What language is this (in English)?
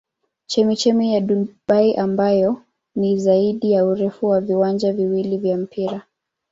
Swahili